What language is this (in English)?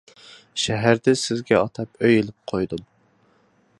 Uyghur